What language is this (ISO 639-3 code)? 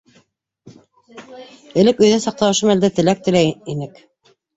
bak